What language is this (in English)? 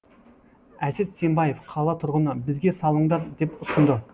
Kazakh